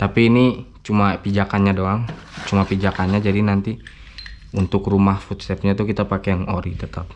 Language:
Indonesian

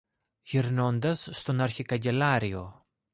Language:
Greek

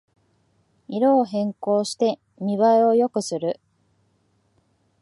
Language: Japanese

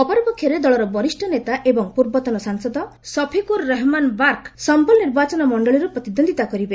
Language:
Odia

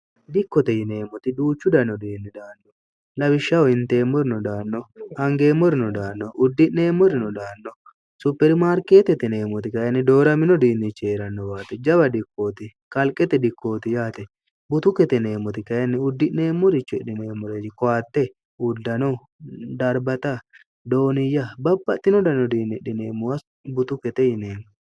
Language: Sidamo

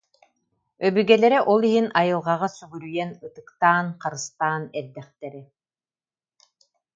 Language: Yakut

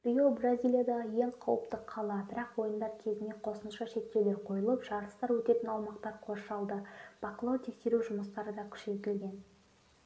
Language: Kazakh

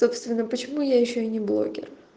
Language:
Russian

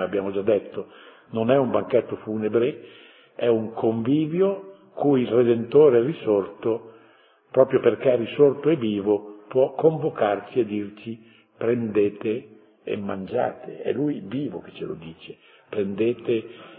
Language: Italian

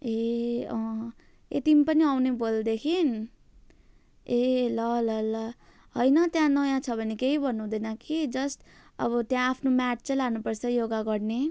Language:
Nepali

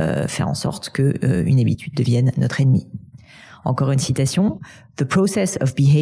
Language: French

